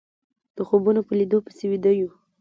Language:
Pashto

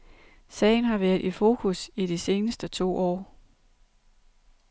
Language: Danish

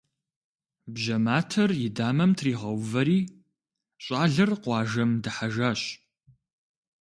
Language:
Kabardian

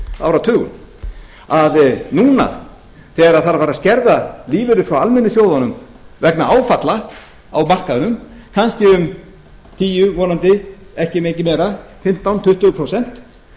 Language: Icelandic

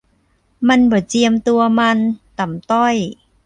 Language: Thai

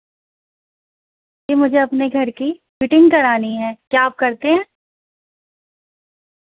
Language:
Urdu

